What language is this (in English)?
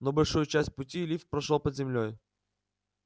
Russian